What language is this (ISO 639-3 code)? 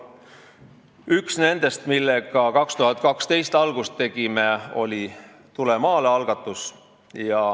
est